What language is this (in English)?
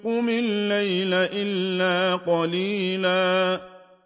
Arabic